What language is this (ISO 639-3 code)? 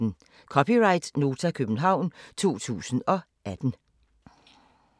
dan